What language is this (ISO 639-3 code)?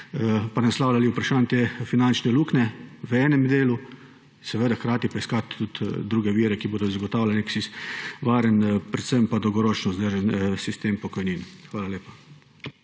slv